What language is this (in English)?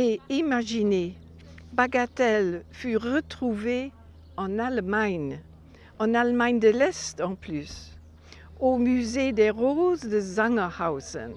French